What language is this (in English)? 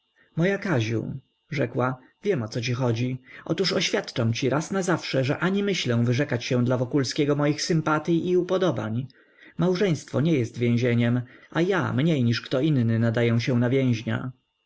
Polish